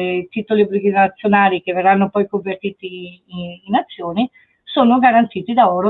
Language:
Italian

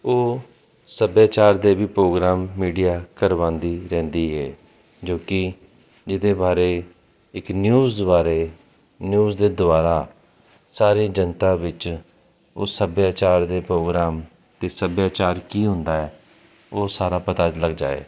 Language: Punjabi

